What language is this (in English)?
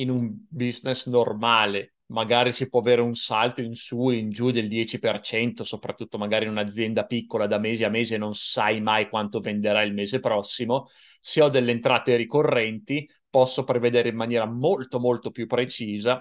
Italian